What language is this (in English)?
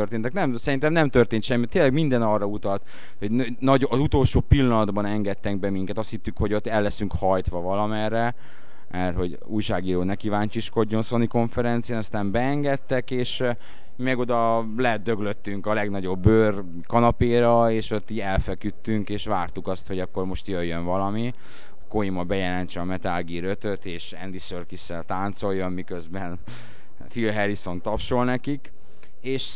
Hungarian